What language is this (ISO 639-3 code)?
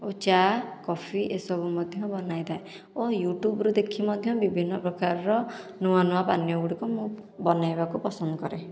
ori